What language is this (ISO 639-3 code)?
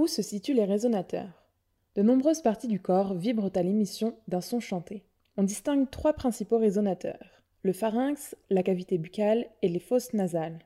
fra